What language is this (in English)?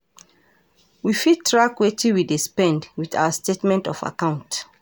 Nigerian Pidgin